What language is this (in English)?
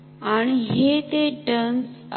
Marathi